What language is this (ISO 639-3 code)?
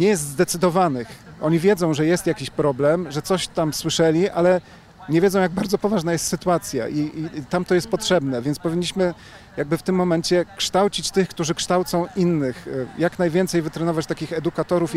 pol